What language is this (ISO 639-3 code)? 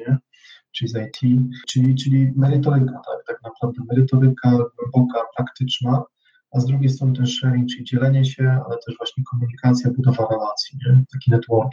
pol